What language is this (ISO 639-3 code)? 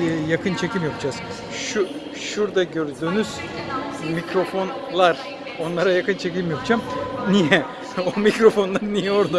tur